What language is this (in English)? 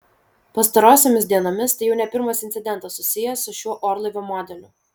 Lithuanian